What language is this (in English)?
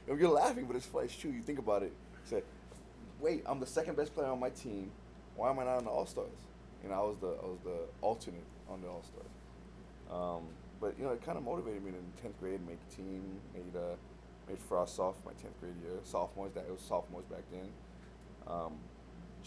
English